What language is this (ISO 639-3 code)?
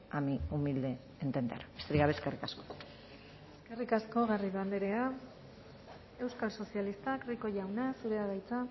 eus